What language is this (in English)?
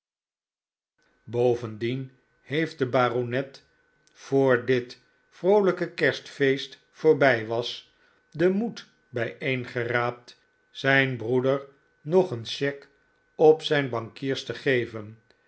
Dutch